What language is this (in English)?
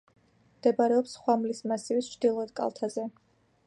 Georgian